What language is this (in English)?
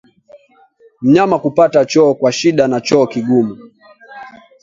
Swahili